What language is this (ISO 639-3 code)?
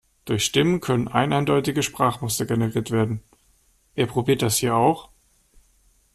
deu